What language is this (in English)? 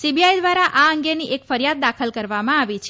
Gujarati